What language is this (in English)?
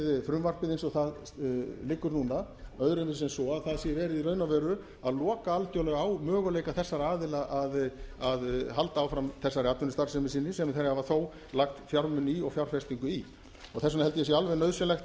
Icelandic